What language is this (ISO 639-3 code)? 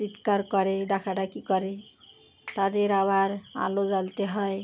ben